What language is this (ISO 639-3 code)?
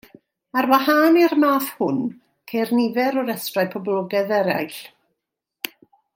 cym